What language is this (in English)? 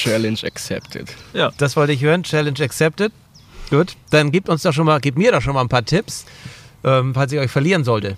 German